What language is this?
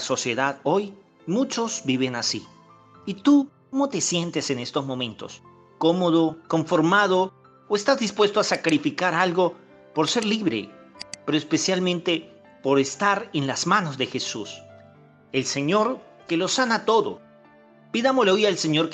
Spanish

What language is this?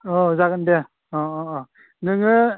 Bodo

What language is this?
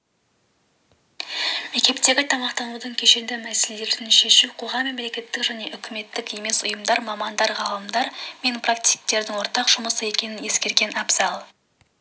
Kazakh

